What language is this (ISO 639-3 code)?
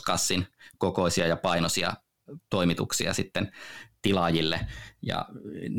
fin